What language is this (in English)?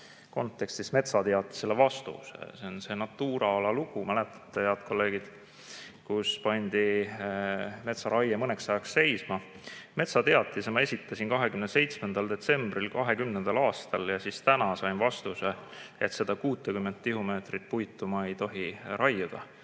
Estonian